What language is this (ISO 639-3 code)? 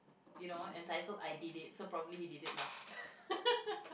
eng